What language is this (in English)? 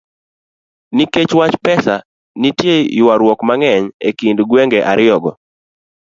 Luo (Kenya and Tanzania)